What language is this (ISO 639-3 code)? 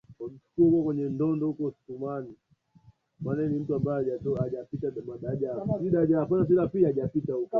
swa